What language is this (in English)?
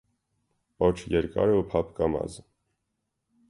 Armenian